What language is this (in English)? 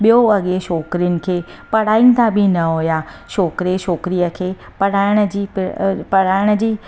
Sindhi